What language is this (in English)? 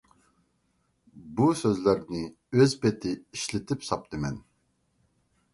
Uyghur